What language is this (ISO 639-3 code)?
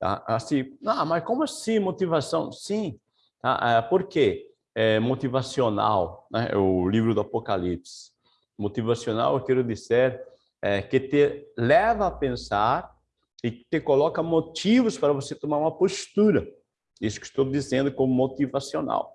por